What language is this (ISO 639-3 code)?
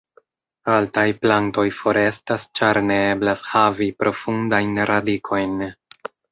epo